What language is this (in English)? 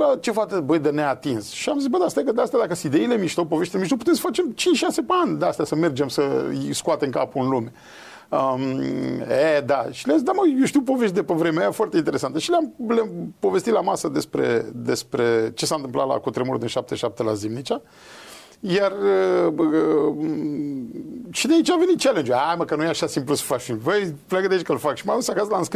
Romanian